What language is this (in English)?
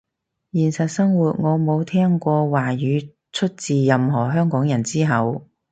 Cantonese